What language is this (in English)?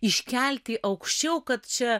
Lithuanian